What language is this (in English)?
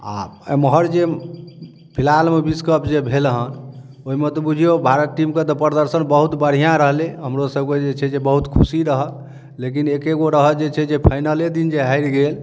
Maithili